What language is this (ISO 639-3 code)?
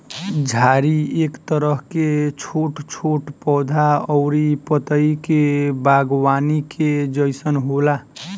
bho